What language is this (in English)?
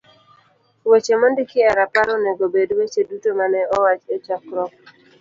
Luo (Kenya and Tanzania)